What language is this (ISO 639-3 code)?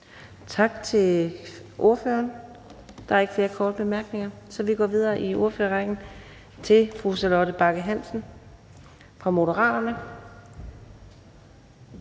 dan